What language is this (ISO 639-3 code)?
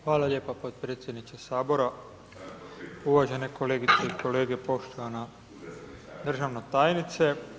hrv